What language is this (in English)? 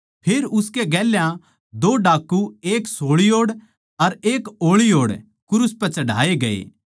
Haryanvi